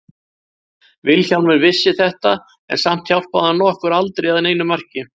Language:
Icelandic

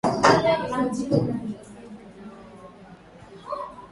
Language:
Swahili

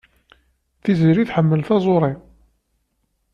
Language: Kabyle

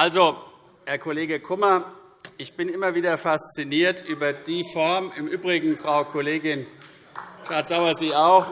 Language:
German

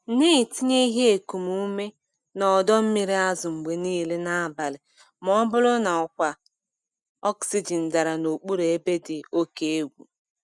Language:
Igbo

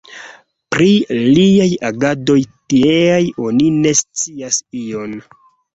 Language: Esperanto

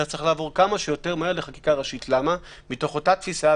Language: Hebrew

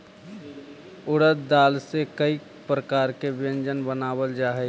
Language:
Magahi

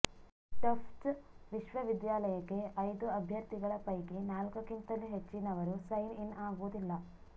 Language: Kannada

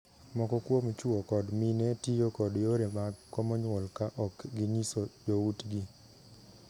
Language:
Luo (Kenya and Tanzania)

